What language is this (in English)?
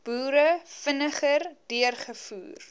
Afrikaans